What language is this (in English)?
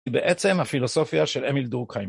Hebrew